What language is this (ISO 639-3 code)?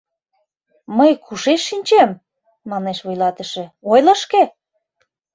chm